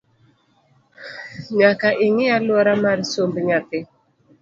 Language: Luo (Kenya and Tanzania)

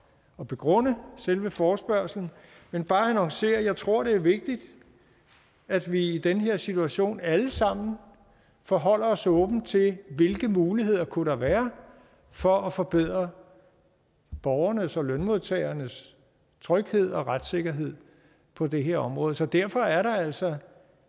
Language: Danish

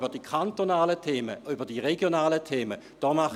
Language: Swiss German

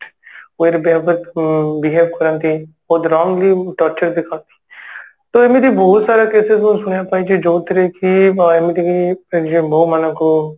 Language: Odia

